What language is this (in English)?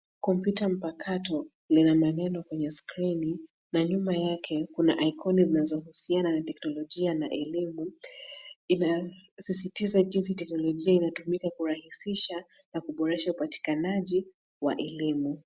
Swahili